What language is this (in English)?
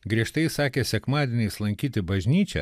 Lithuanian